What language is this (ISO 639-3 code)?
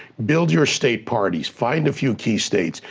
eng